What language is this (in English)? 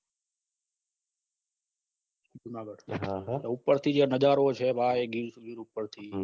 Gujarati